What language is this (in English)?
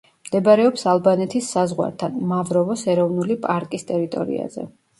Georgian